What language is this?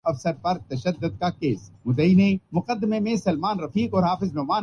Urdu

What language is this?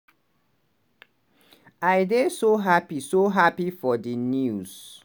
Nigerian Pidgin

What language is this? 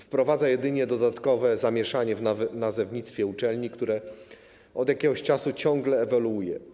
Polish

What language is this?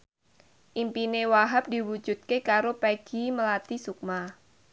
Javanese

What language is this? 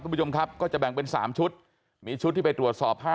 Thai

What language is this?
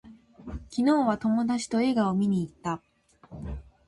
Japanese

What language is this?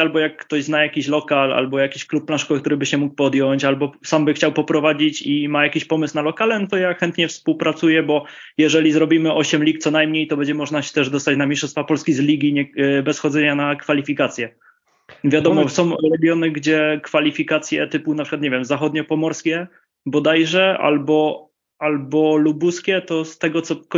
Polish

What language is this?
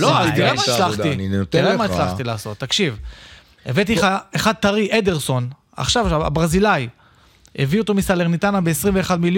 Hebrew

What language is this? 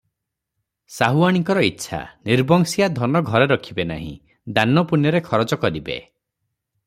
Odia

